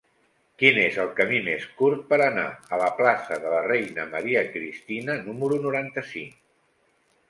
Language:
Catalan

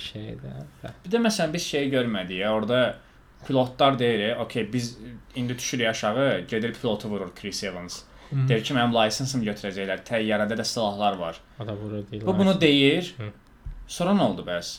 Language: Turkish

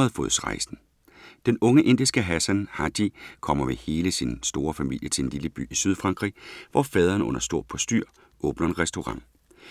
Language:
Danish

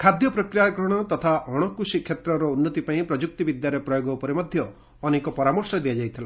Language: Odia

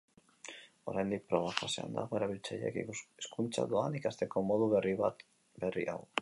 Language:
Basque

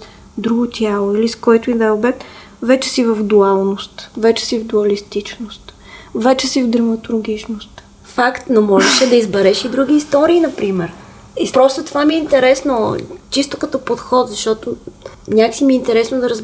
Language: Bulgarian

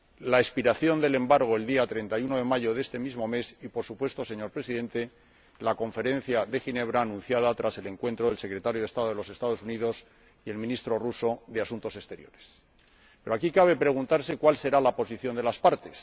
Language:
Spanish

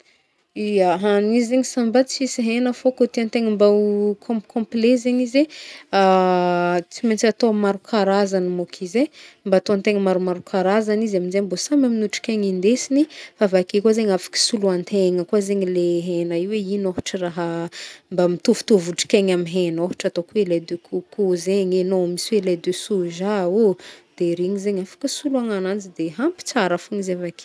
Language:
Northern Betsimisaraka Malagasy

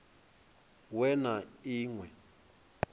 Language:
Venda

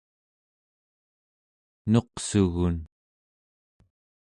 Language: Central Yupik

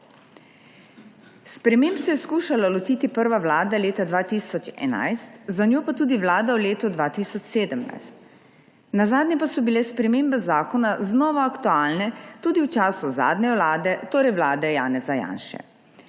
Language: Slovenian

